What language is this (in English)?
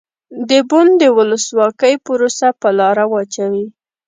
Pashto